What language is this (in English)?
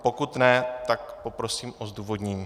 Czech